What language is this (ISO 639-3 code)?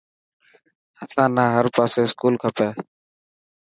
mki